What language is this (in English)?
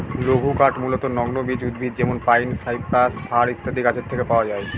Bangla